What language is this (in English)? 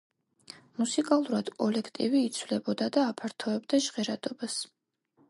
Georgian